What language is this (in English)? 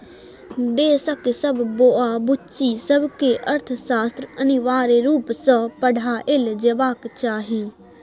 Maithili